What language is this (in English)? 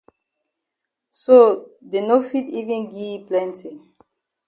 Cameroon Pidgin